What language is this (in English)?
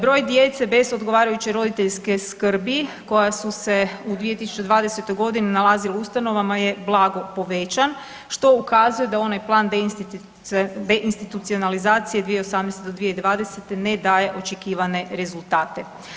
Croatian